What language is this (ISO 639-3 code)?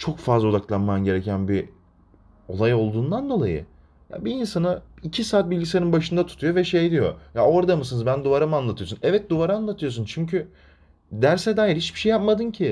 tur